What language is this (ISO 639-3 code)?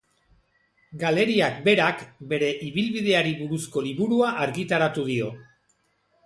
eus